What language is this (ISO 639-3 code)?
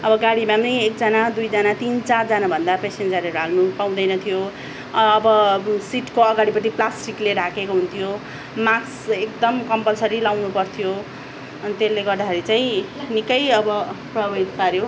nep